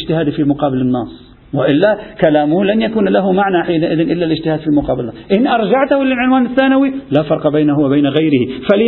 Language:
Arabic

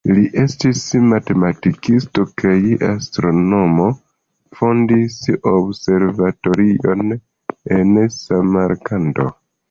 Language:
Esperanto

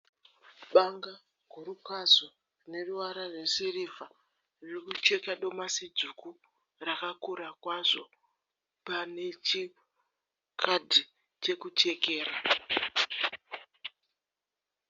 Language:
Shona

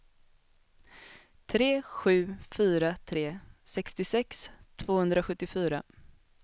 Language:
Swedish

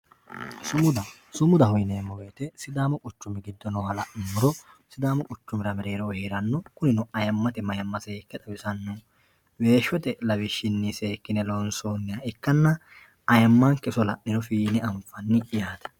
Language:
Sidamo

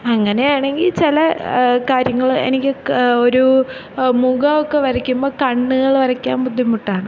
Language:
Malayalam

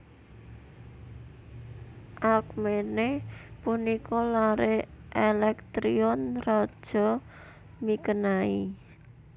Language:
Javanese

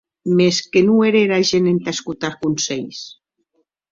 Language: Occitan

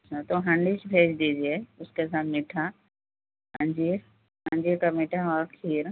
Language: Urdu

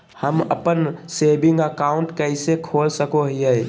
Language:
Magahi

